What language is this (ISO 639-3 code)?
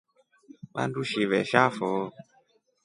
rof